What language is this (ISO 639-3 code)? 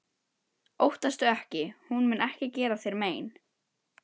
isl